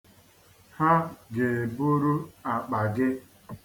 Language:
Igbo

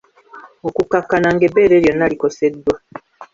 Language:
Ganda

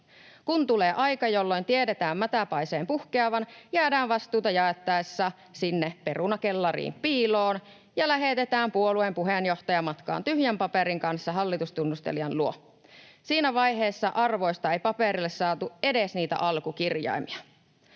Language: Finnish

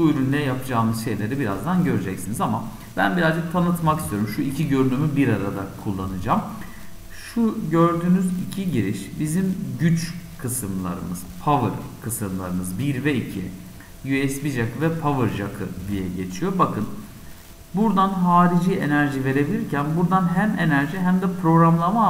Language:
Turkish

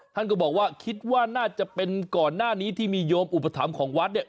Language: Thai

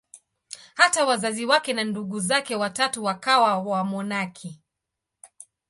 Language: Swahili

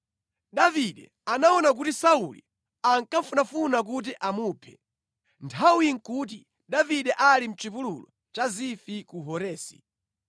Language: Nyanja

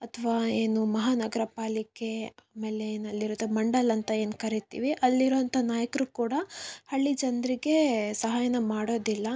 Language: Kannada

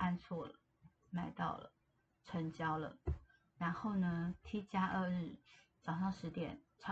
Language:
Chinese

